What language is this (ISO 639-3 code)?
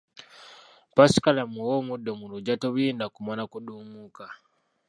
lug